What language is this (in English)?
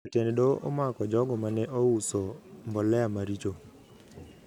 Luo (Kenya and Tanzania)